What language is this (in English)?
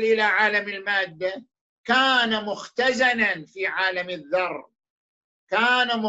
Arabic